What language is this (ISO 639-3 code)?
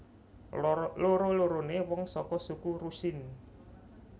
jav